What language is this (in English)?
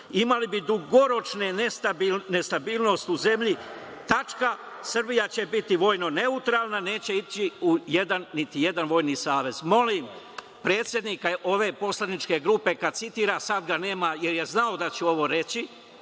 Serbian